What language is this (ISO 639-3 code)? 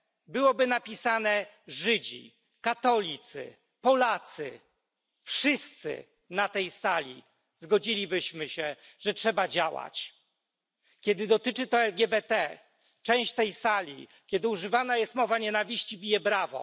pol